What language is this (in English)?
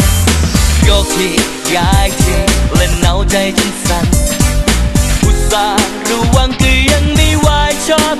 Thai